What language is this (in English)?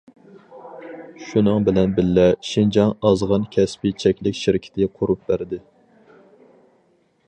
Uyghur